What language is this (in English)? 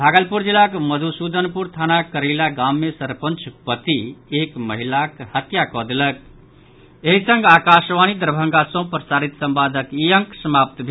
Maithili